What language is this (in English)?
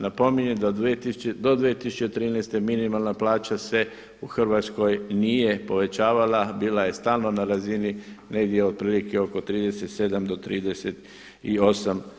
Croatian